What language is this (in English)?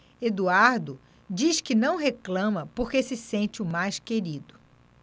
Portuguese